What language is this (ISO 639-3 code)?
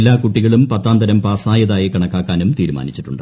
mal